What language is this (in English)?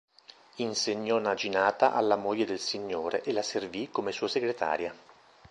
Italian